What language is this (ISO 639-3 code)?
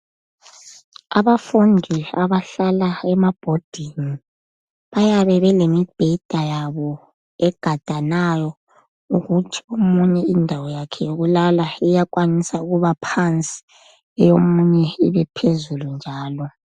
nde